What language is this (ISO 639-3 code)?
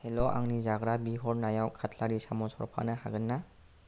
brx